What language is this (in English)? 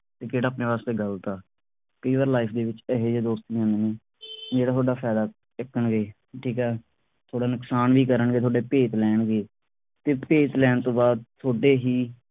Punjabi